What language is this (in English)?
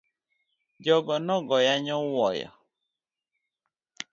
Luo (Kenya and Tanzania)